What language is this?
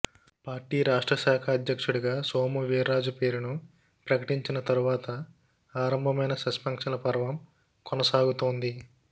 Telugu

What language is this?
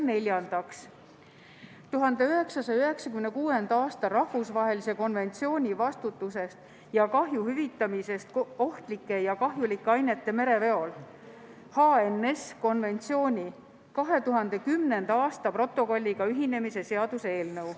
Estonian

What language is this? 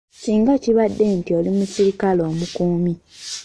Ganda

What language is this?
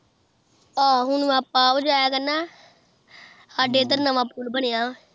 Punjabi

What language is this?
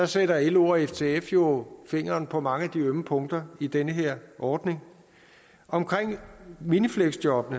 Danish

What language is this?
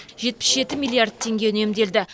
Kazakh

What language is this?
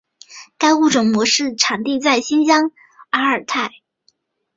Chinese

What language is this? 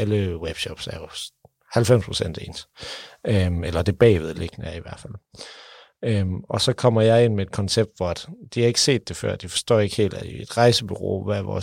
Danish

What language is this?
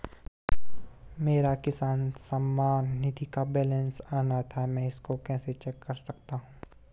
Hindi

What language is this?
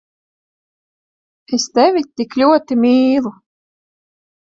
Latvian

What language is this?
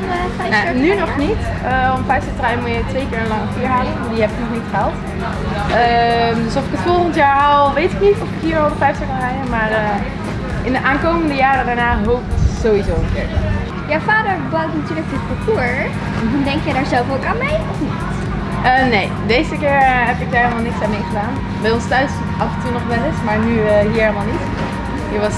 Dutch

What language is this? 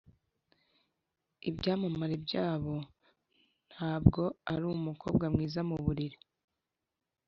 Kinyarwanda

